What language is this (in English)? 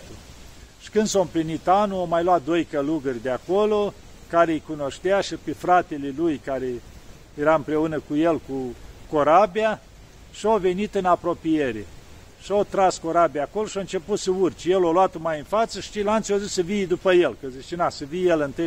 Romanian